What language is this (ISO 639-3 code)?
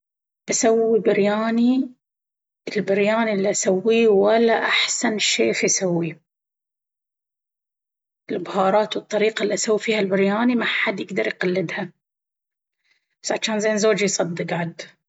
abv